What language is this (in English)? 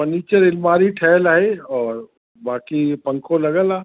Sindhi